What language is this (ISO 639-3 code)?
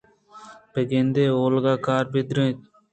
bgp